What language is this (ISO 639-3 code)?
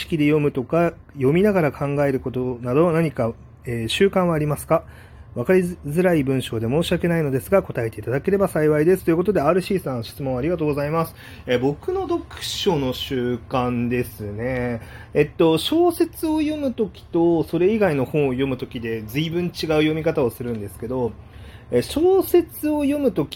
jpn